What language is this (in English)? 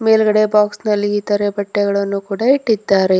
Kannada